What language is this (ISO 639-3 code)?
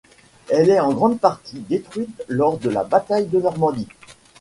fra